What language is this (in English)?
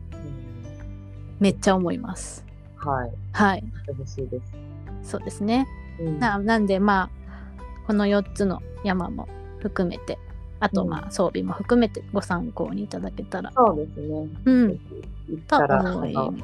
Japanese